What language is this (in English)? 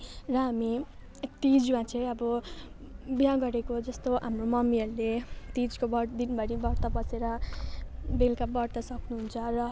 Nepali